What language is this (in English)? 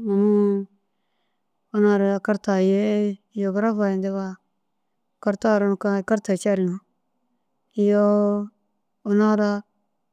Dazaga